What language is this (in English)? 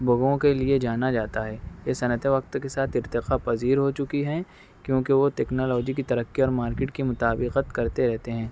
Urdu